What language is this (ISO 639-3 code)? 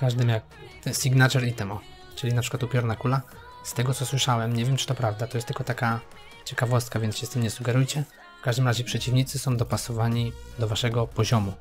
pol